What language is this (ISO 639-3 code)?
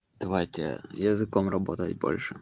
rus